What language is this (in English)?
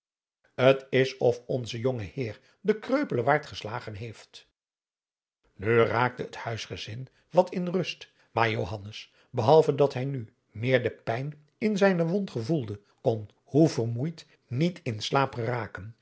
Dutch